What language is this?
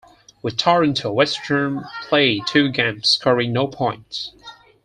English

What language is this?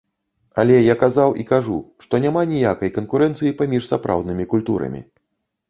Belarusian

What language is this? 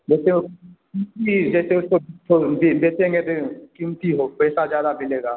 Hindi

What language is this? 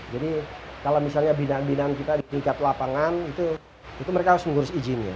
Indonesian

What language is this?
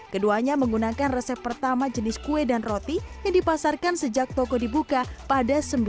Indonesian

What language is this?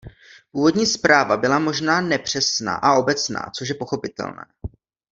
Czech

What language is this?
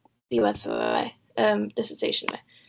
Welsh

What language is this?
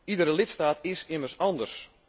Dutch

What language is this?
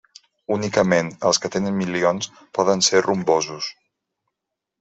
Catalan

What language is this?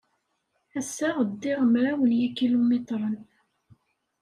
Kabyle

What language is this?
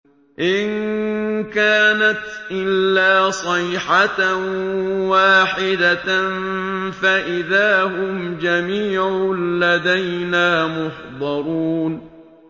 Arabic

